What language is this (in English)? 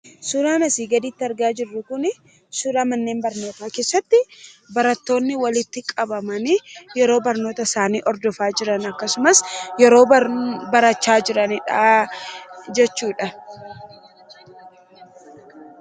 Oromo